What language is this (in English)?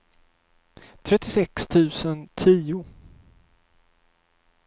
Swedish